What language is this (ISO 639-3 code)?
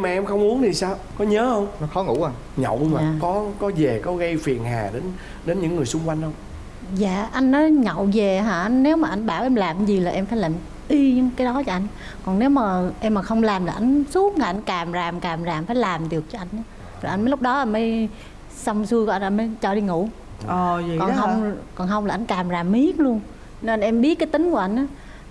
vie